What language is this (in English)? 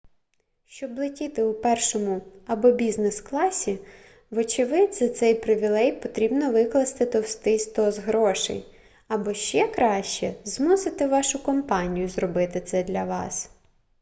Ukrainian